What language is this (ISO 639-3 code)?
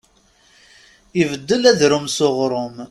kab